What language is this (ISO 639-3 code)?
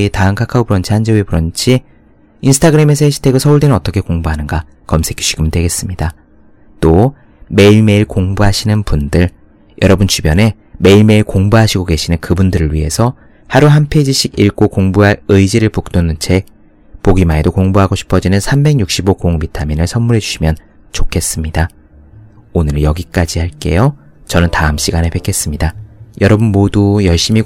kor